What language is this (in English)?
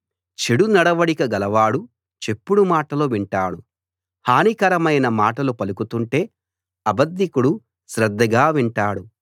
Telugu